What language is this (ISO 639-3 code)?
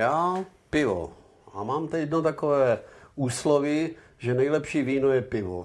ces